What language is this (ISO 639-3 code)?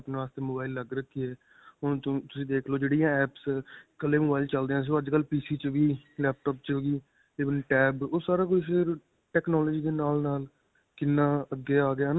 pan